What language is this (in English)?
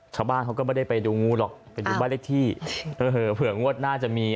Thai